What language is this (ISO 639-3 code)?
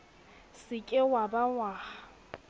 sot